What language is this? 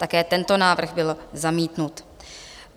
Czech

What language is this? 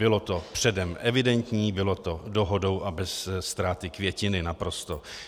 Czech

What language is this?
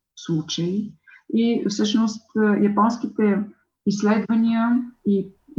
Bulgarian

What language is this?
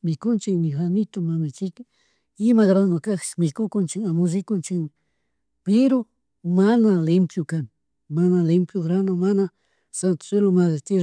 Chimborazo Highland Quichua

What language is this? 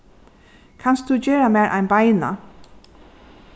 Faroese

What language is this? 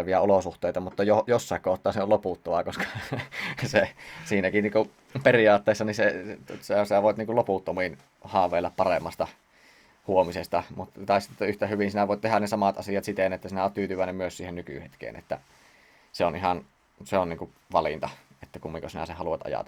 Finnish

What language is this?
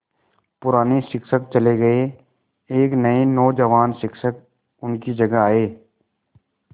Hindi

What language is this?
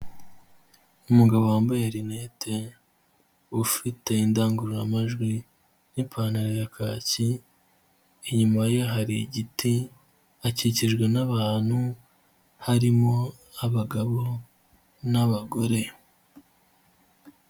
Kinyarwanda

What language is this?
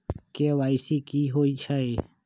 Magahi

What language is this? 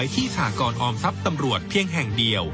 Thai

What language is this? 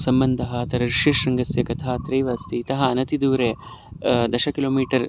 Sanskrit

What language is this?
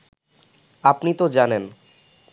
Bangla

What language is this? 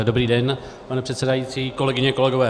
Czech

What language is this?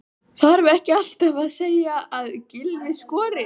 Icelandic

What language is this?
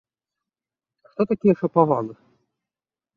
Belarusian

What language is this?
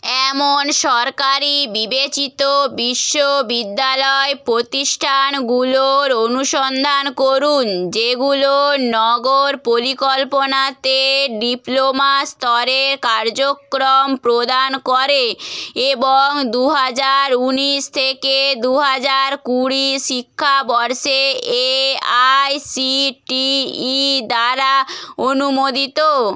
Bangla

